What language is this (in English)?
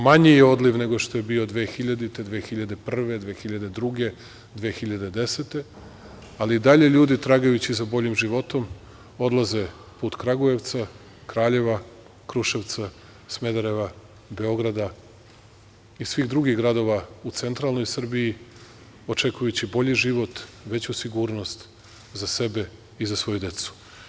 Serbian